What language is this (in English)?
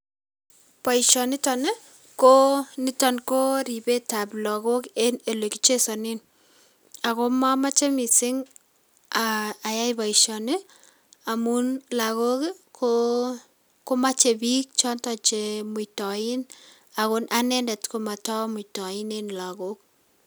Kalenjin